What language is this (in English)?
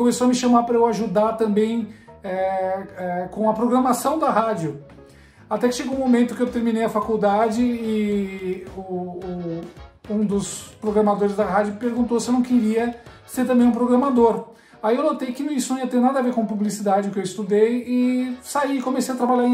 Portuguese